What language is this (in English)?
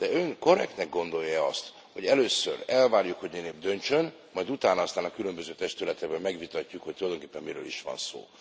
Hungarian